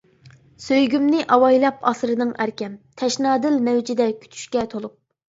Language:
Uyghur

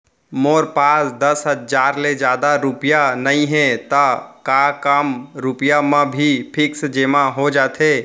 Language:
Chhattisgarhi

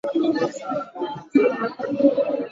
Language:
Swahili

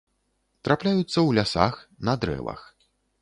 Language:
Belarusian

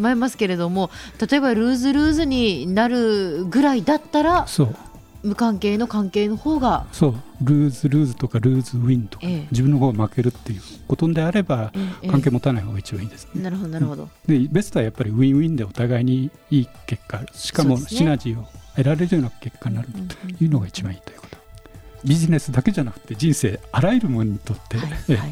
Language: Japanese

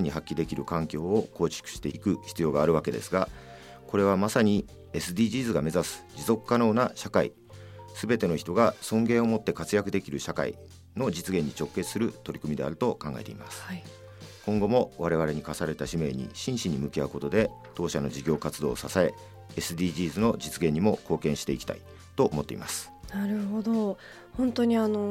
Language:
Japanese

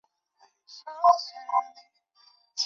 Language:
Chinese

